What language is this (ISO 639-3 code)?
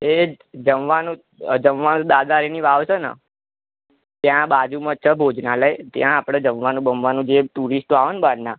guj